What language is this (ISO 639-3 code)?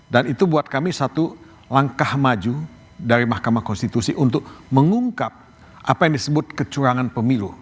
ind